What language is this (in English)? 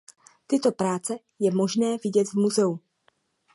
Czech